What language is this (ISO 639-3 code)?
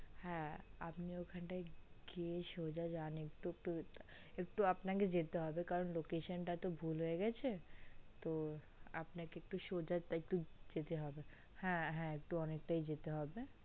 ben